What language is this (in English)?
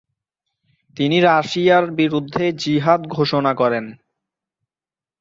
Bangla